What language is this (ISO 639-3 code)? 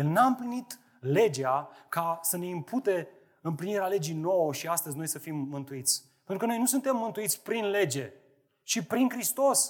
ron